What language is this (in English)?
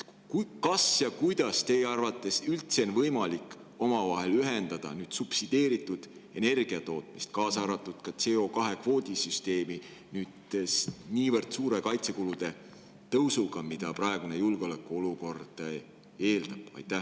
Estonian